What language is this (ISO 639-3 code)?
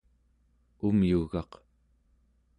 esu